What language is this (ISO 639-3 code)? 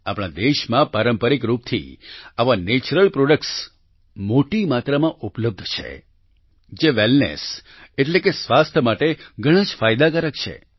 guj